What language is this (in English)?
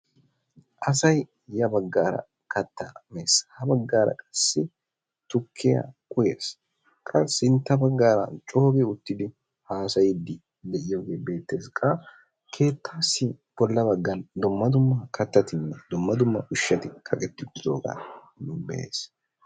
Wolaytta